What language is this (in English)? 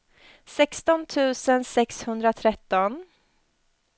Swedish